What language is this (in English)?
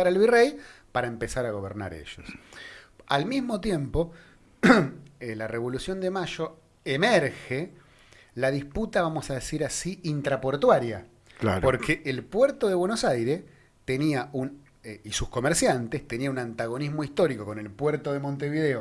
Spanish